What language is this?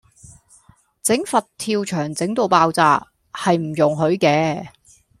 Cantonese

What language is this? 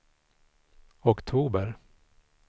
Swedish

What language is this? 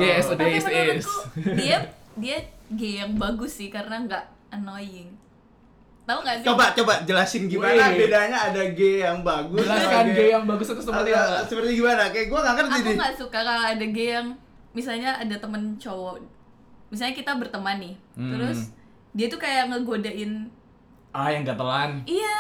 Indonesian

